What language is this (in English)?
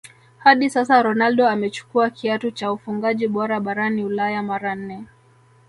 Swahili